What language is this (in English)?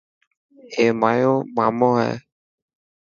Dhatki